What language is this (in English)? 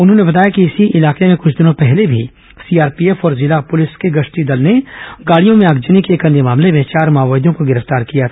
Hindi